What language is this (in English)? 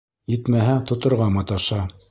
Bashkir